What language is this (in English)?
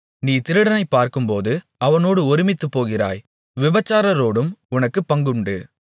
Tamil